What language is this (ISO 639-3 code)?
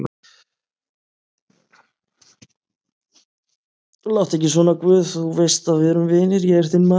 isl